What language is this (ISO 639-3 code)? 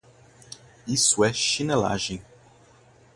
por